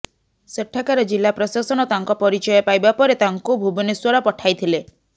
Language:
Odia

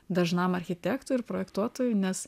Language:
Lithuanian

